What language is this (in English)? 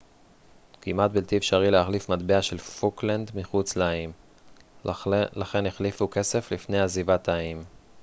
Hebrew